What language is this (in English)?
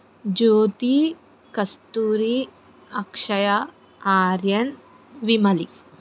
Telugu